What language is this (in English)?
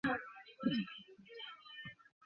Bangla